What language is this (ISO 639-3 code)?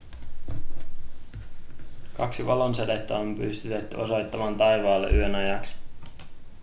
fin